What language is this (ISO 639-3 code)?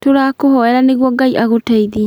kik